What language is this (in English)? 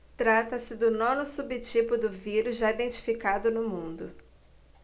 Portuguese